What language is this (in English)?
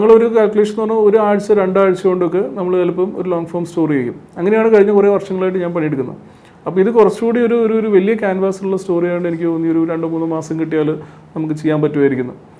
Malayalam